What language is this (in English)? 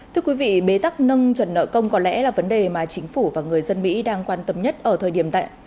Vietnamese